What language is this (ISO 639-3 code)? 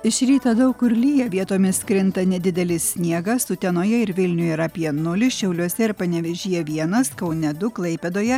lit